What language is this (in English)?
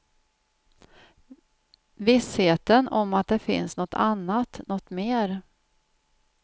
Swedish